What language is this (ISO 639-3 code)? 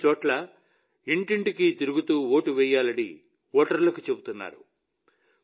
tel